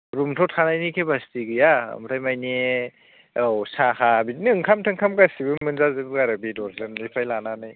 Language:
Bodo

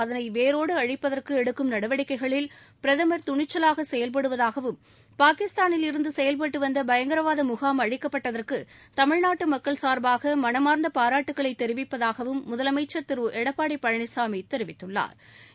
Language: Tamil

